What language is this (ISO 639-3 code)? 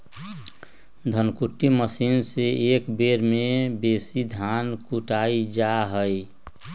mag